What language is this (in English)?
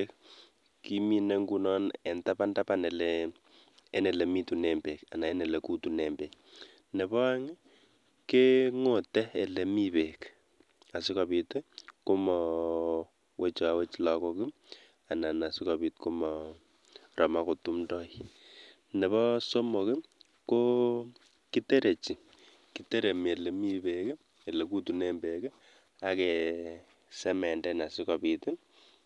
Kalenjin